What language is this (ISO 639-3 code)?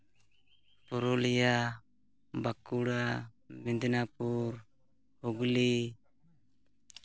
sat